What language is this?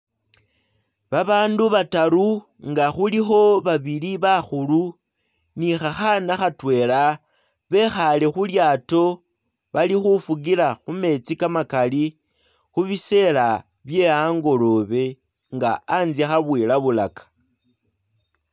Masaaba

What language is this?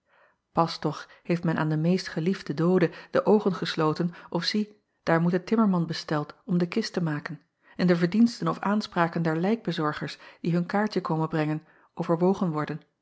Dutch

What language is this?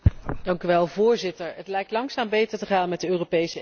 Dutch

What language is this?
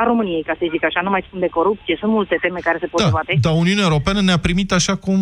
Romanian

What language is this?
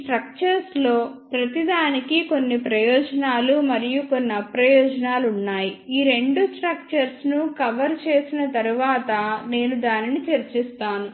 Telugu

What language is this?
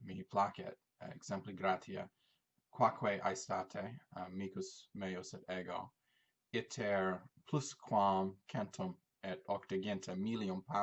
Latin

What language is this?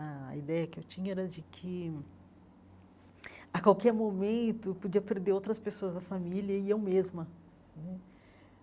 Portuguese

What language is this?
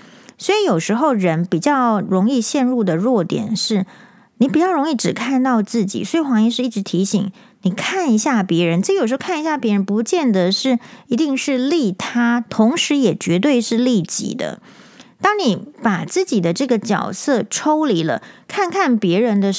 Chinese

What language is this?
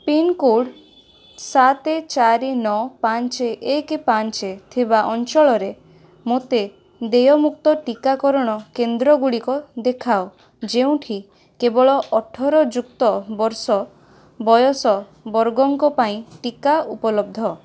Odia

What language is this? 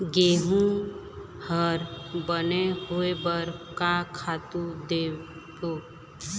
Chhattisgarhi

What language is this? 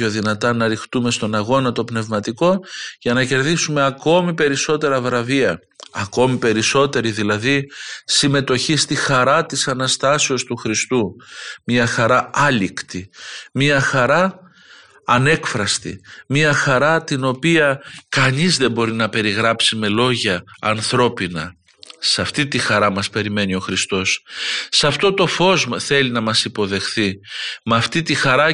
Greek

